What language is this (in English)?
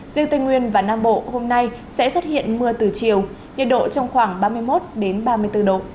Vietnamese